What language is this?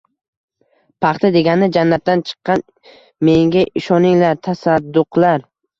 Uzbek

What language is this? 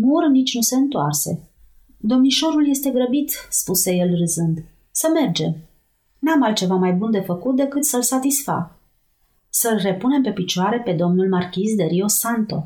Romanian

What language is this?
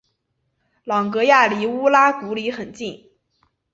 Chinese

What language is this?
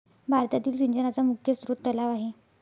Marathi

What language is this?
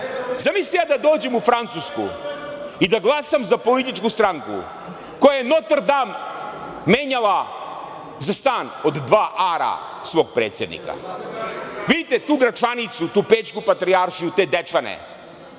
Serbian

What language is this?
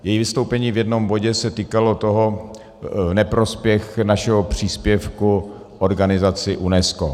Czech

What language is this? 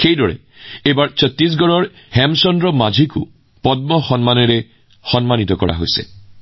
Assamese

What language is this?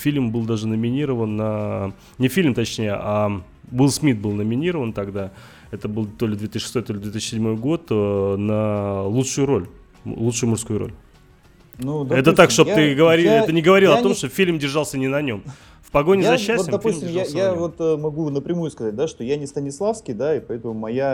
Russian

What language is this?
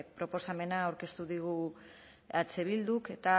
Basque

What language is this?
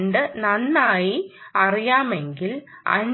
Malayalam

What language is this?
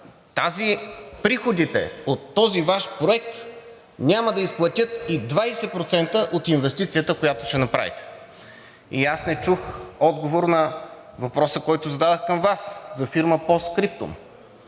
Bulgarian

